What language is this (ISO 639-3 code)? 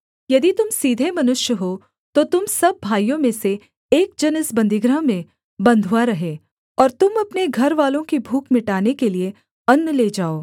hin